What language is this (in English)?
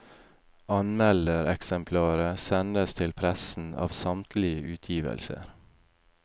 Norwegian